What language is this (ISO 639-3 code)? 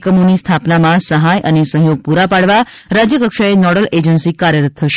guj